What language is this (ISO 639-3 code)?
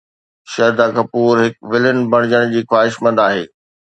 snd